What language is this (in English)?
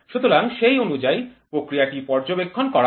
Bangla